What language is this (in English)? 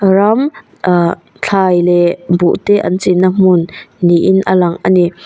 Mizo